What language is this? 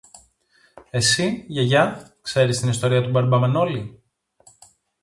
Greek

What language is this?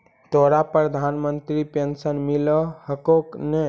Magahi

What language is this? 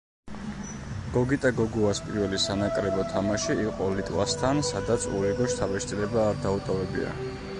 Georgian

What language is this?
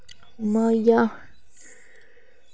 Dogri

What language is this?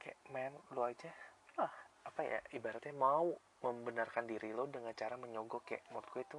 Indonesian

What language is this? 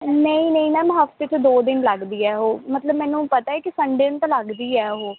Punjabi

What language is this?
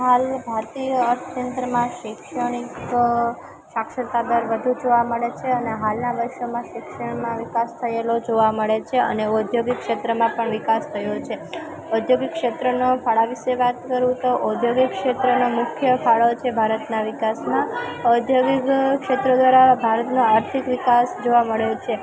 Gujarati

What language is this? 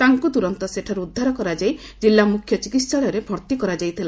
Odia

